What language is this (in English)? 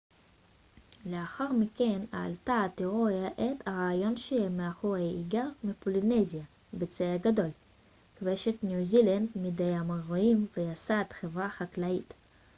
Hebrew